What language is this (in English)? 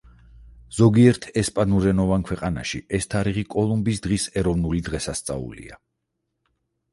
Georgian